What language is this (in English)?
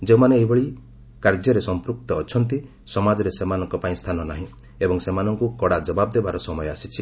Odia